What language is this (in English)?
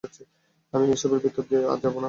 Bangla